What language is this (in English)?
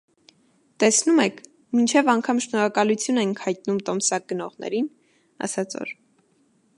Armenian